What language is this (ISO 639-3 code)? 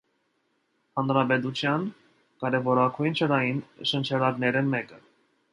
hye